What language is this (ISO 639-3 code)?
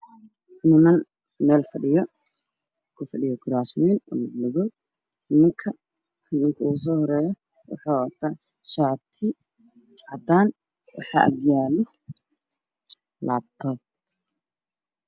som